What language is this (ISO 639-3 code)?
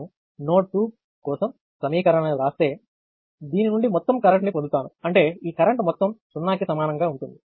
tel